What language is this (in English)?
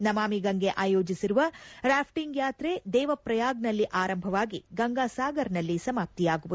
Kannada